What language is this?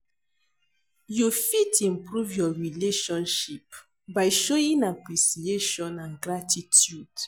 Nigerian Pidgin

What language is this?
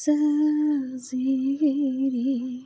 Bodo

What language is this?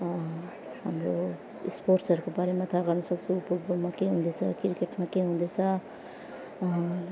Nepali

